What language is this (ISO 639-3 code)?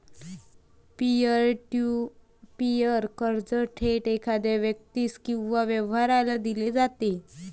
mar